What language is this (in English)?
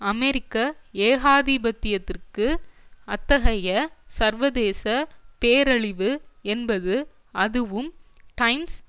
Tamil